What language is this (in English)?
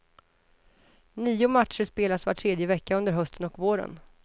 Swedish